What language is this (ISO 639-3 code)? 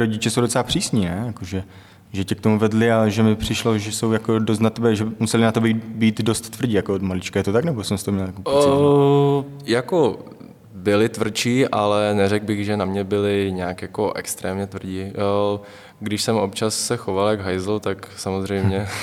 ces